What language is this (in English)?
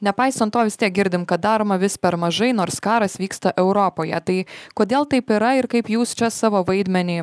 Lithuanian